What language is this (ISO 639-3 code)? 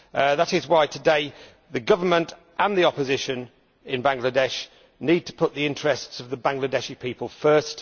eng